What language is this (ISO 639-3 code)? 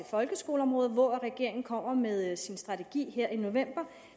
dan